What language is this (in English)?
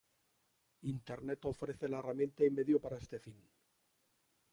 Spanish